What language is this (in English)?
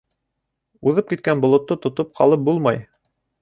Bashkir